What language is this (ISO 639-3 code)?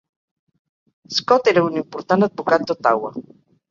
cat